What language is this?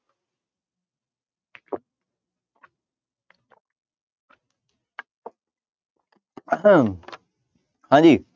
Punjabi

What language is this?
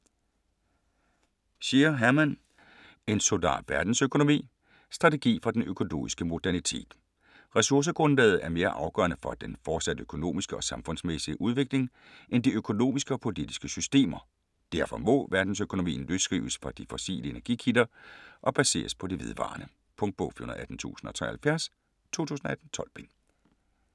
Danish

